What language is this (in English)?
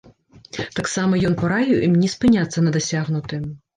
Belarusian